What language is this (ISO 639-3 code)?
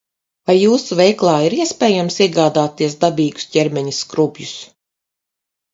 lav